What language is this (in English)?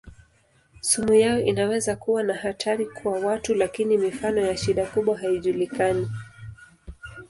Swahili